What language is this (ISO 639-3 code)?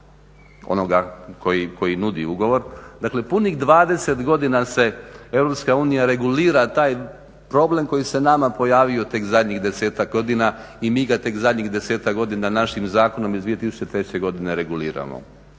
hrv